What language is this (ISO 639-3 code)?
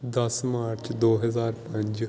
pan